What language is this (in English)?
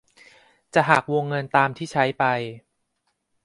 Thai